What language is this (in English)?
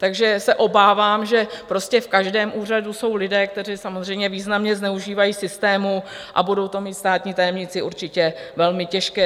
Czech